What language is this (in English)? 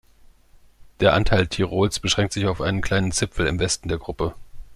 German